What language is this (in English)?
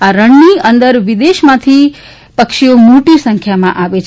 Gujarati